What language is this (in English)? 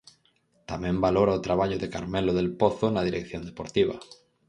Galician